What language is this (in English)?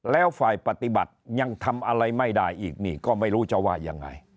Thai